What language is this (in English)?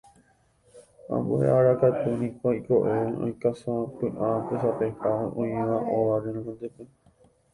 Guarani